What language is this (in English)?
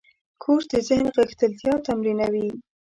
Pashto